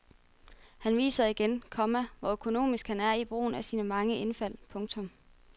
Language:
Danish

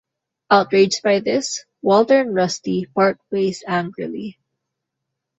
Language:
English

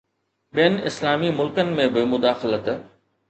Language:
Sindhi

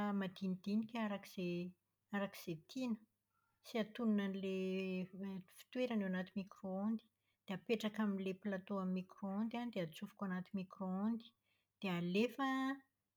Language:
Malagasy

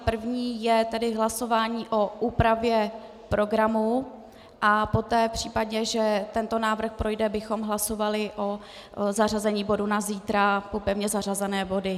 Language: Czech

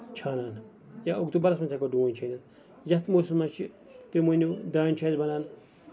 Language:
Kashmiri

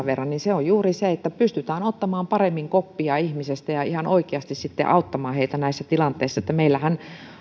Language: Finnish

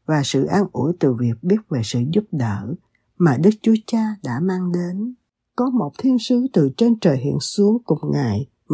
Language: Vietnamese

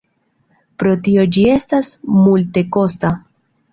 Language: Esperanto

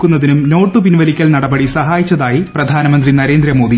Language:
Malayalam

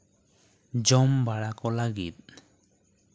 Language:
Santali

